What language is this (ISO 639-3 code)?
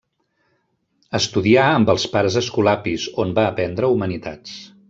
cat